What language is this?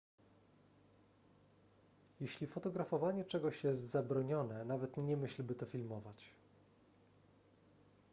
Polish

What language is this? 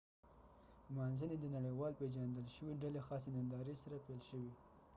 Pashto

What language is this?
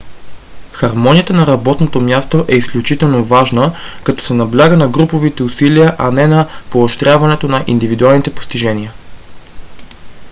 Bulgarian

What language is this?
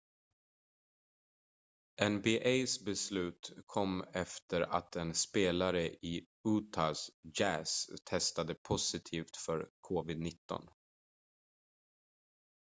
Swedish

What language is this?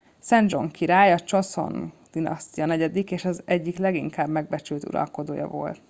Hungarian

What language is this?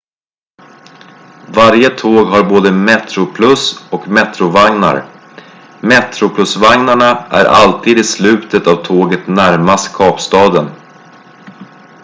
Swedish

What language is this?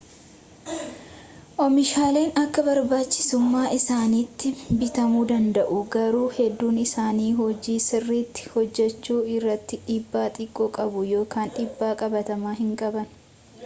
Oromo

